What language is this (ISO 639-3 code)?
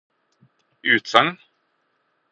nob